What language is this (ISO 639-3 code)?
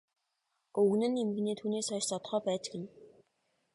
mon